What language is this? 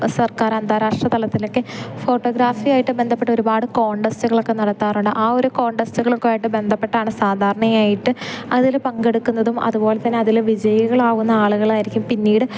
Malayalam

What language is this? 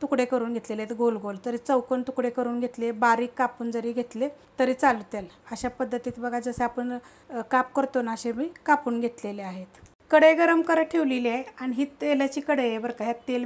Hindi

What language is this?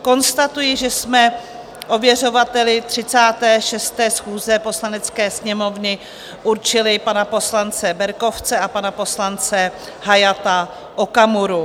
Czech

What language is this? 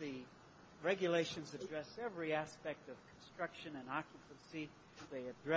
English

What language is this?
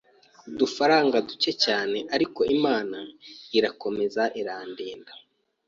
Kinyarwanda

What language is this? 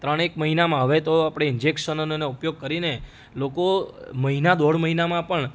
Gujarati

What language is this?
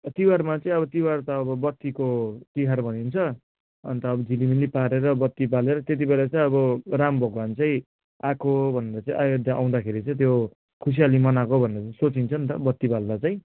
Nepali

